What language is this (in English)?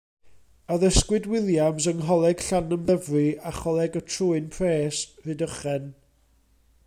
Welsh